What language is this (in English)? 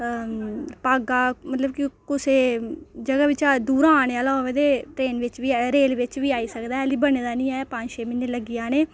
Dogri